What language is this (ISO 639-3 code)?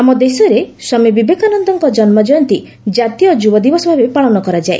ori